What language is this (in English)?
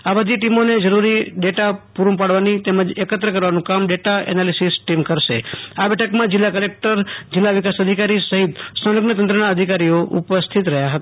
Gujarati